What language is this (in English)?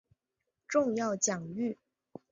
Chinese